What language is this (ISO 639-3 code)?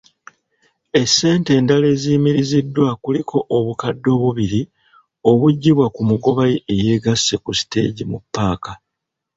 lug